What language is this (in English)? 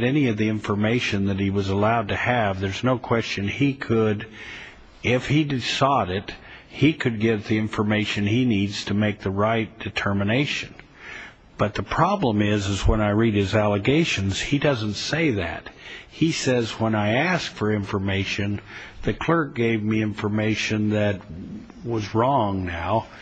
English